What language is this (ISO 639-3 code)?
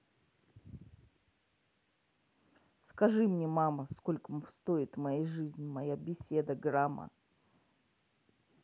rus